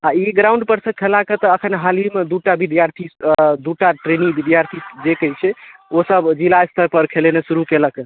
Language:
Maithili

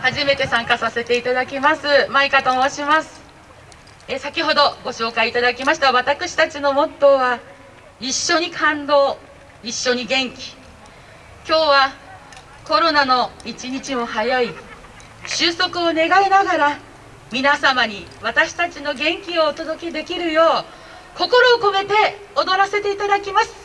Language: Japanese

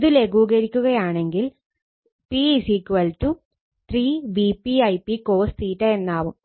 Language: Malayalam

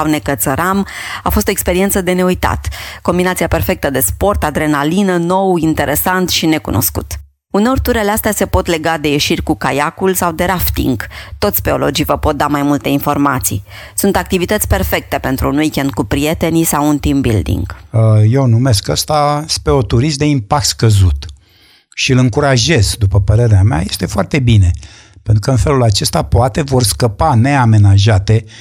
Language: Romanian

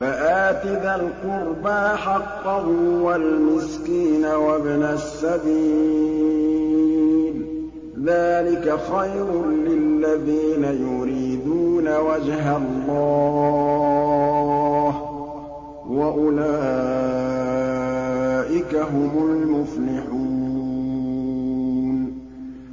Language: Arabic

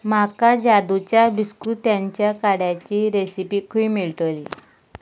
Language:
Konkani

